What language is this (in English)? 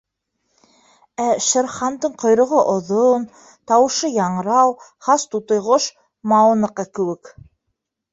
Bashkir